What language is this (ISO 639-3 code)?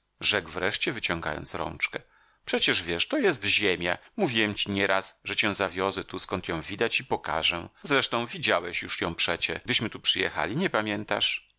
pol